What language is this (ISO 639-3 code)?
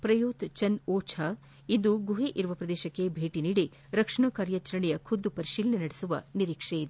kan